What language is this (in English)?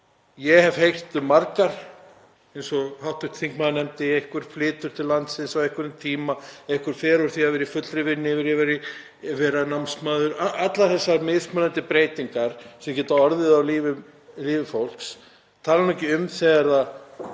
Icelandic